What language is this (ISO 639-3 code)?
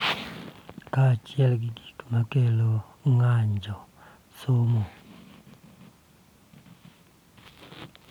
luo